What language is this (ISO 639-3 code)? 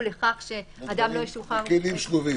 heb